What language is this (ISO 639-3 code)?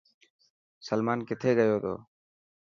mki